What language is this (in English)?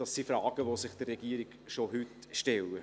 Swiss German